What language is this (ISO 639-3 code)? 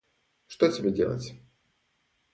rus